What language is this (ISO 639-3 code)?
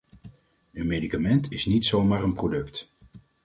nld